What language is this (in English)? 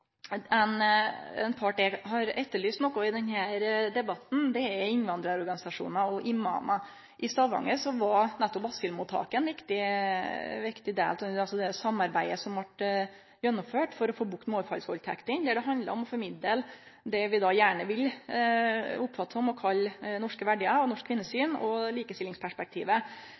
Norwegian Nynorsk